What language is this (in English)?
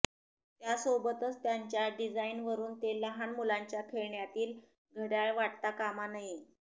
Marathi